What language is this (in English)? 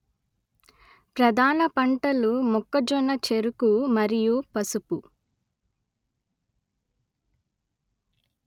Telugu